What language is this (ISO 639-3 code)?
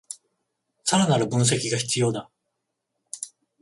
jpn